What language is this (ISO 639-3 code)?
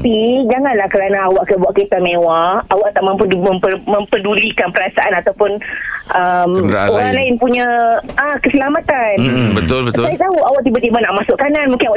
msa